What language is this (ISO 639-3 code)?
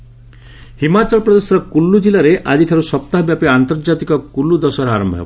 ori